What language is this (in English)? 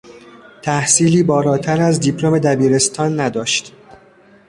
Persian